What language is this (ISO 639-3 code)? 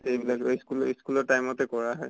asm